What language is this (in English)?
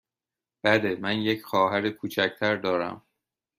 Persian